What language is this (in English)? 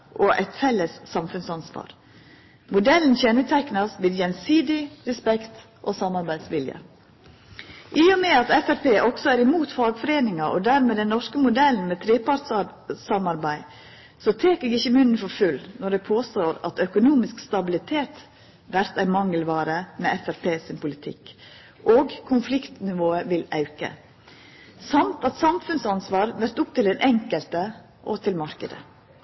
Norwegian Nynorsk